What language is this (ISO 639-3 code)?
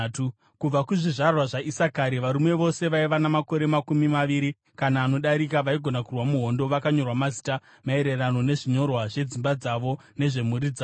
sna